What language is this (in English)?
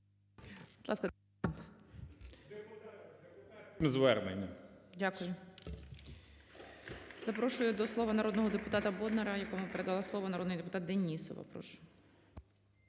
Ukrainian